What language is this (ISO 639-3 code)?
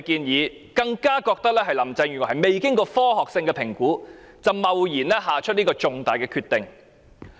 yue